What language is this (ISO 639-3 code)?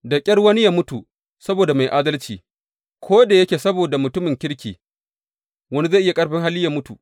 hau